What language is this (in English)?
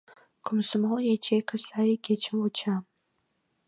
Mari